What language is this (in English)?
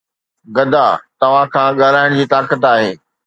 Sindhi